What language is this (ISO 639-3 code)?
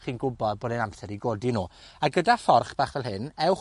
cym